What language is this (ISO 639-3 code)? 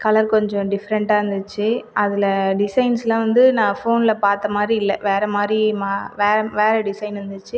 tam